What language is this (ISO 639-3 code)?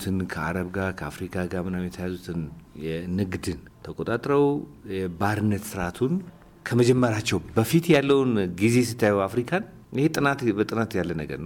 amh